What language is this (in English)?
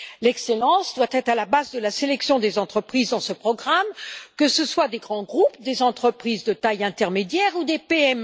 French